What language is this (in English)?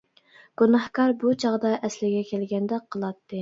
Uyghur